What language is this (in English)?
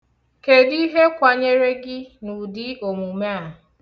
Igbo